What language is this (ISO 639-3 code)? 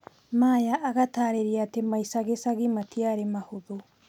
kik